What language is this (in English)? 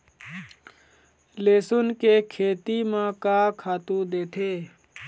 Chhattisgarhi